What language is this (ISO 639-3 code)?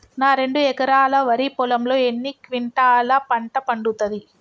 tel